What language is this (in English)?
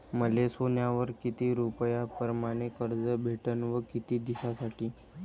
Marathi